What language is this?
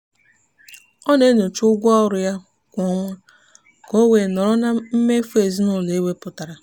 Igbo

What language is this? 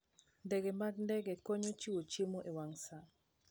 Luo (Kenya and Tanzania)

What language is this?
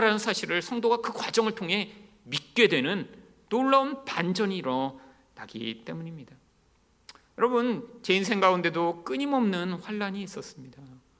Korean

